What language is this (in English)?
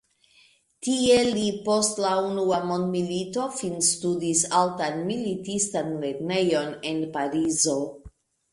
Esperanto